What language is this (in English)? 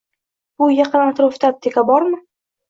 Uzbek